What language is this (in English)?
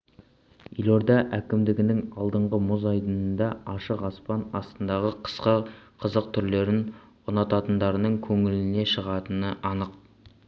Kazakh